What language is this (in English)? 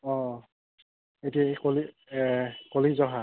Assamese